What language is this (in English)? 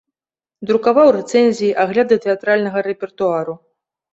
Belarusian